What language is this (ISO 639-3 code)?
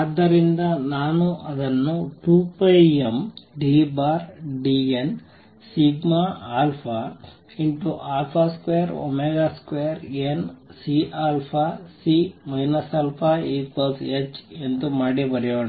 kan